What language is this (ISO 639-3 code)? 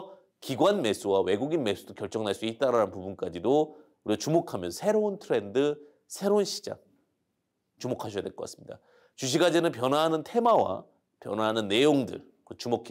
kor